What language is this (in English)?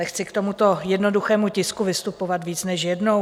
Czech